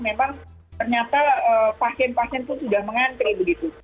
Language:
Indonesian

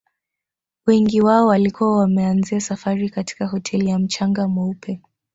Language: Swahili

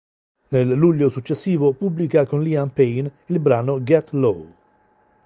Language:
Italian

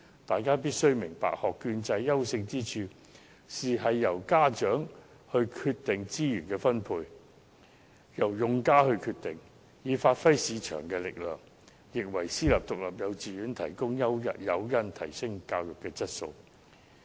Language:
Cantonese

